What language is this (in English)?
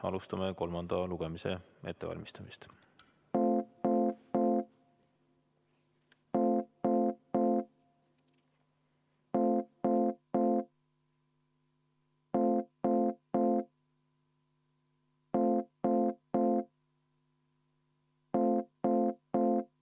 Estonian